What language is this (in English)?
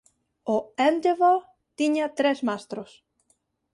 Galician